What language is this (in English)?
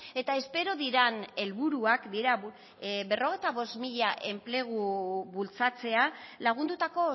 Basque